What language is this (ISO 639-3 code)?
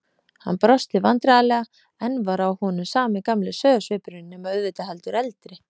isl